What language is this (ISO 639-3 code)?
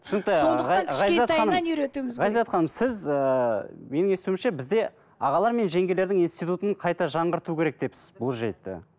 kaz